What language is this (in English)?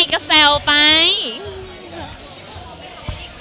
Thai